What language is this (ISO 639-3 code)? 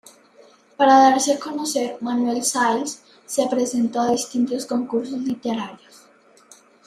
spa